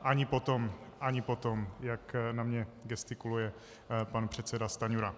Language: Czech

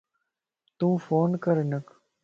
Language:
Lasi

